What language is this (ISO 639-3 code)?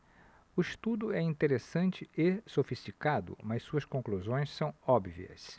por